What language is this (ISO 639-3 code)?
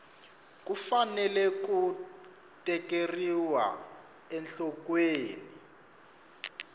tso